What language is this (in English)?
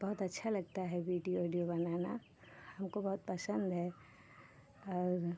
Hindi